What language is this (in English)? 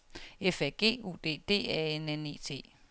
Danish